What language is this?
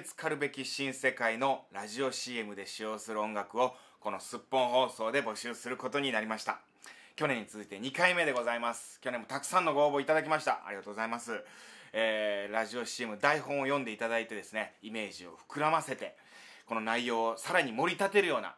Japanese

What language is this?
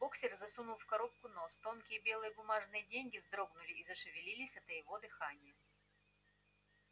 Russian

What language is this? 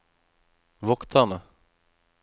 Norwegian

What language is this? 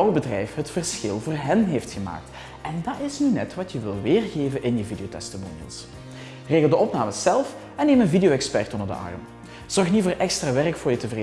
Dutch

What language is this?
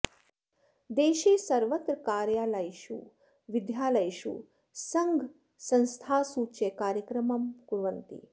Sanskrit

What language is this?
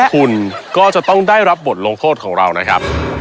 Thai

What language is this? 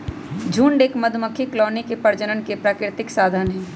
Magahi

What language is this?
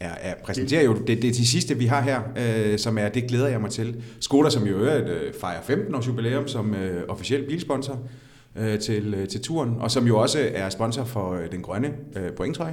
Danish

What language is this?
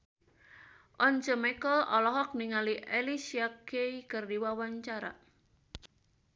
Sundanese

